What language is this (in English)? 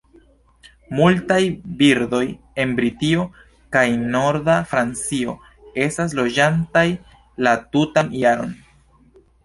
Esperanto